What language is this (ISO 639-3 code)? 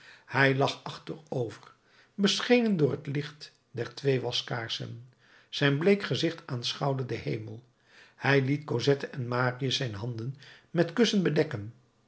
nld